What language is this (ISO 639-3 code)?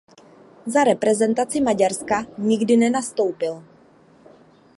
ces